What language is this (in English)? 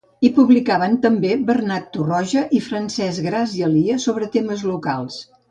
Catalan